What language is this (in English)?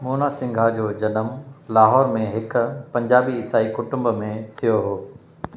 Sindhi